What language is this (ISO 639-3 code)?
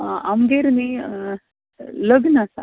kok